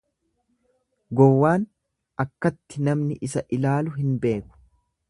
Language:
Oromo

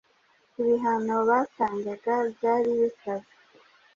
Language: Kinyarwanda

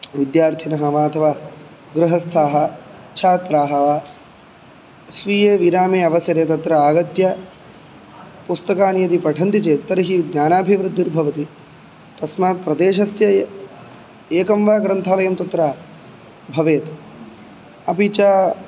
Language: Sanskrit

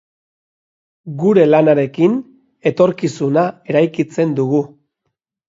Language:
Basque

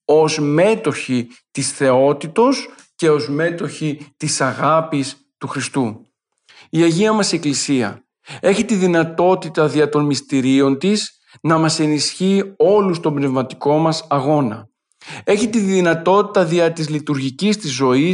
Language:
Greek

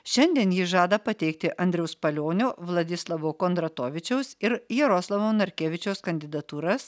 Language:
Lithuanian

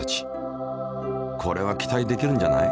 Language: Japanese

